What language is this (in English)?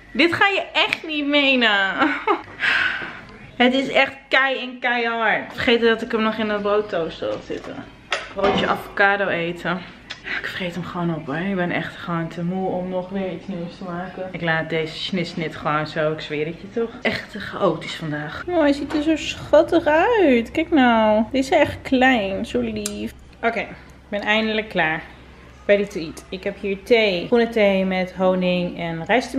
Dutch